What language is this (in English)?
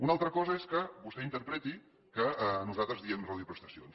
Catalan